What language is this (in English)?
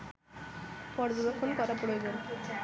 Bangla